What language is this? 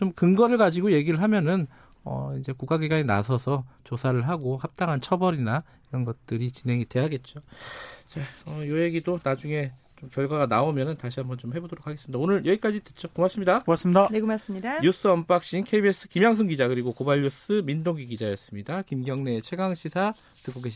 Korean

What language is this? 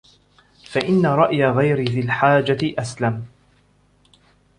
Arabic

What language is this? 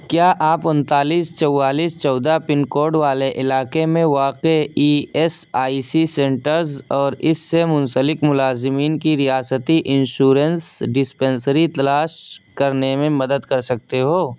Urdu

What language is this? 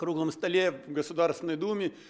Russian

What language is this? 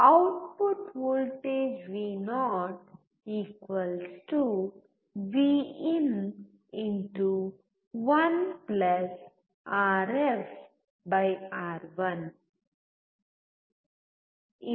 Kannada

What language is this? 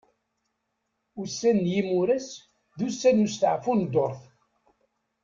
Kabyle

